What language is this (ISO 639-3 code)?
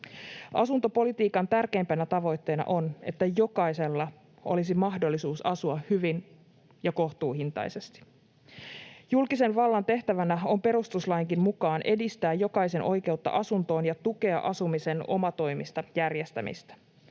fin